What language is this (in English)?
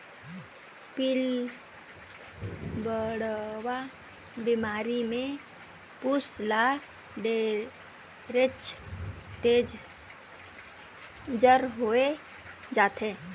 Chhattisgarhi